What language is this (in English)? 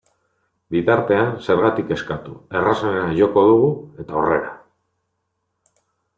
Basque